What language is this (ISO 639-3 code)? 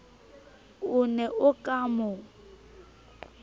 sot